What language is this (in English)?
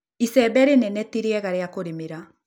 Kikuyu